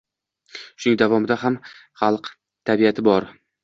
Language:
Uzbek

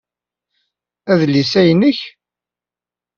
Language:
Kabyle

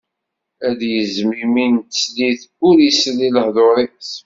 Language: Kabyle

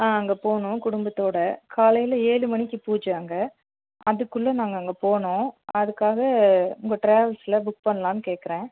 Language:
Tamil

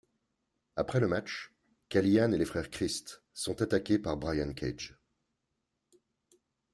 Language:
French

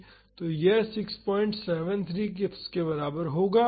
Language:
Hindi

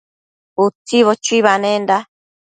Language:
Matsés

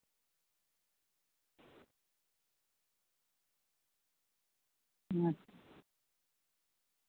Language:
Santali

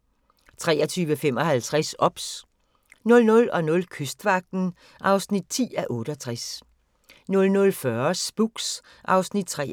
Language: Danish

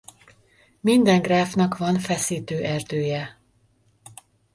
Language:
Hungarian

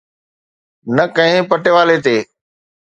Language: Sindhi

